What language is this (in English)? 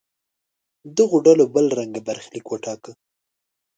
Pashto